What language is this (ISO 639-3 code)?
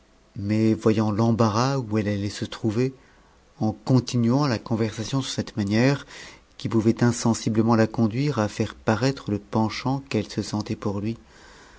fra